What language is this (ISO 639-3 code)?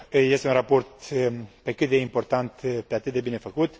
ron